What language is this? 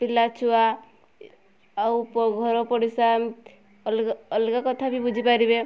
Odia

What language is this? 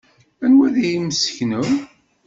Kabyle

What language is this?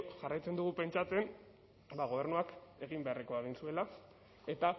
Basque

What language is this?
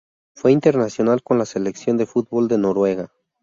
Spanish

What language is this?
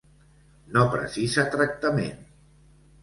Catalan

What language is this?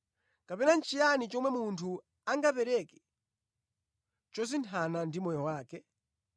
Nyanja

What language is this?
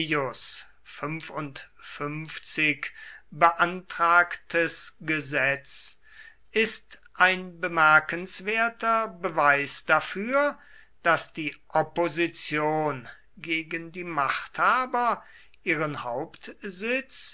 German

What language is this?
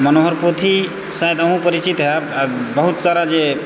Maithili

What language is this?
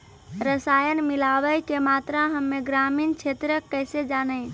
Maithili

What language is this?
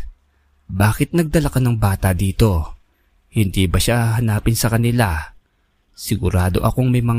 Filipino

